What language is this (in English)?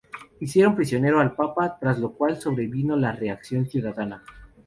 Spanish